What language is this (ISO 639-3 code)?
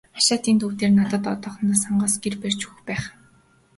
mon